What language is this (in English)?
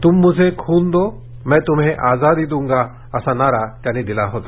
Marathi